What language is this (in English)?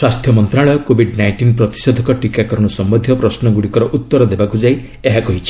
Odia